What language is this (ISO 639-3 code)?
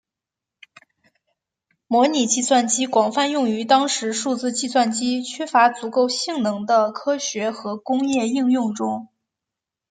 zho